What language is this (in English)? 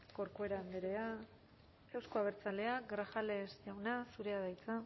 Basque